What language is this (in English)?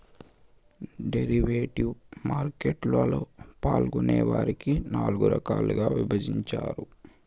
Telugu